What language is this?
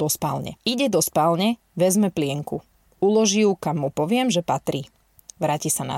Slovak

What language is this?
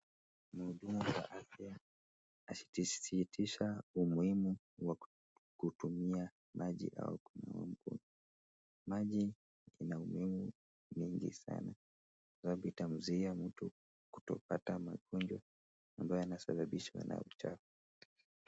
Swahili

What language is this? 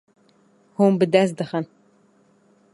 Kurdish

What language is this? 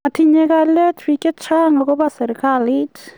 Kalenjin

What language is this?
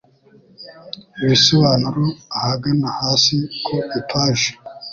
Kinyarwanda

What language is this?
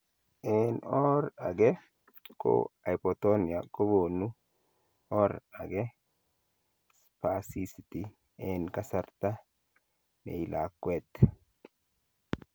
Kalenjin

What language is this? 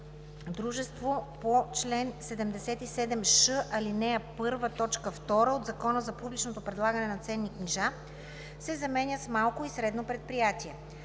Bulgarian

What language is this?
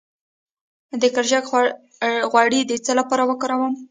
Pashto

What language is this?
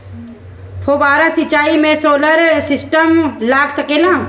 Bhojpuri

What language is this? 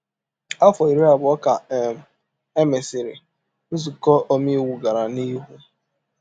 Igbo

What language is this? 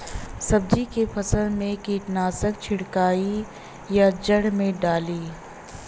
Bhojpuri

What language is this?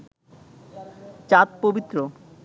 Bangla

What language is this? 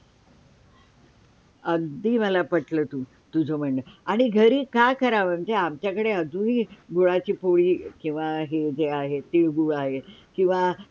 Marathi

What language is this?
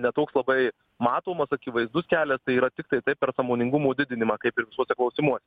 Lithuanian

